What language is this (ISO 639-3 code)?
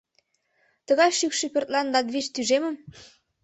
chm